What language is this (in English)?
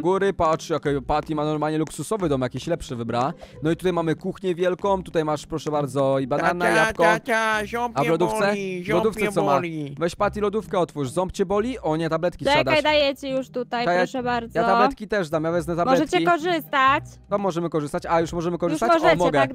Polish